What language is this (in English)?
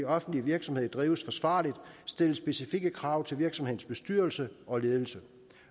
Danish